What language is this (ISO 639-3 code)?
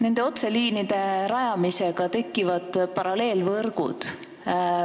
est